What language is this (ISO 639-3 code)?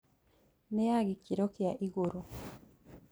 kik